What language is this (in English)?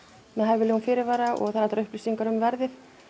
Icelandic